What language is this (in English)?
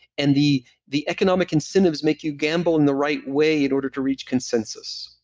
English